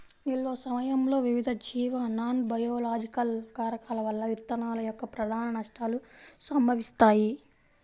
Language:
Telugu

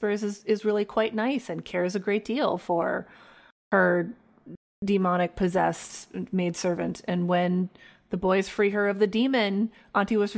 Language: English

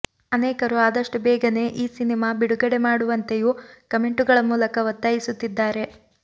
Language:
Kannada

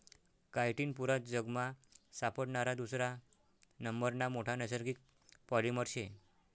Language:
Marathi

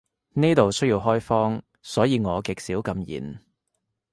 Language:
Cantonese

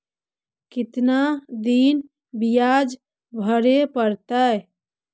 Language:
Magahi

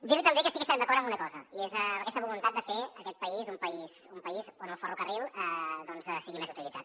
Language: Catalan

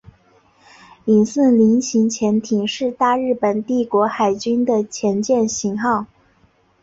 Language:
Chinese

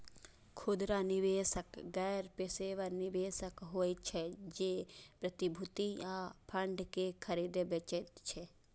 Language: Maithili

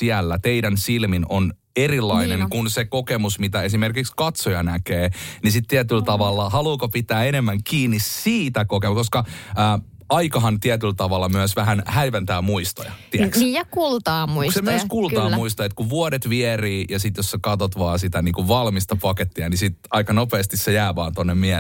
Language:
Finnish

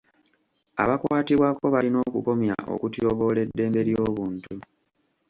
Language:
Ganda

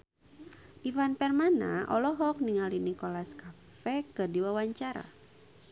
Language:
Sundanese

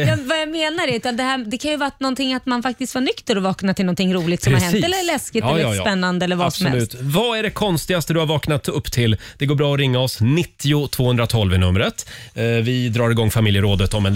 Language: Swedish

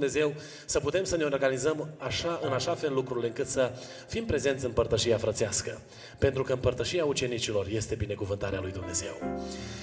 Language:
Romanian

